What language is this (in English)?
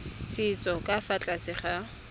Tswana